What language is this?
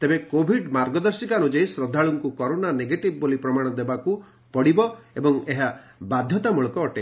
Odia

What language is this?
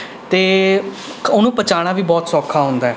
Punjabi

